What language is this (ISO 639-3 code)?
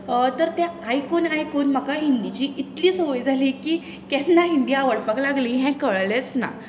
kok